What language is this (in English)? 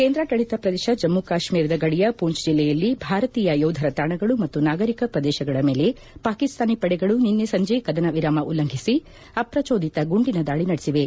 Kannada